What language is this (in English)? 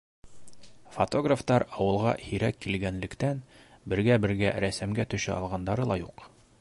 Bashkir